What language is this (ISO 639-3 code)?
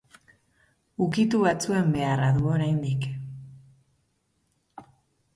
eus